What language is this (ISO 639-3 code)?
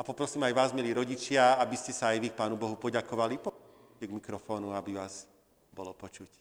slk